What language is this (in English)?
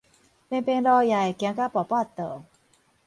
Min Nan Chinese